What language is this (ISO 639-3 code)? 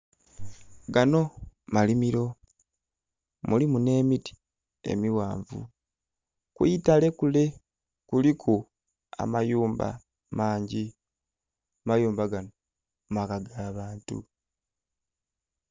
xog